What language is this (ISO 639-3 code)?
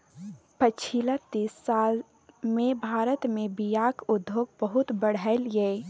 mai